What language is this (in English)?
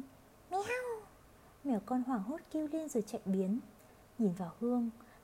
Vietnamese